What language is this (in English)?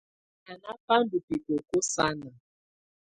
Tunen